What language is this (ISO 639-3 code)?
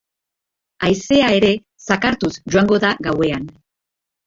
eus